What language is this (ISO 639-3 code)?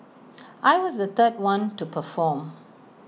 eng